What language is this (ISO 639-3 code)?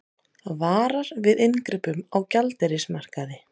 isl